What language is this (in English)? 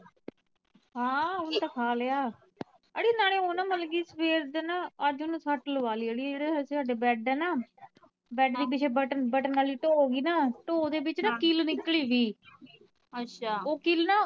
Punjabi